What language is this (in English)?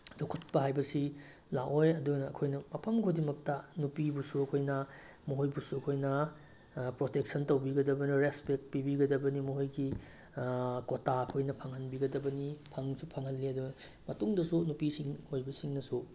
Manipuri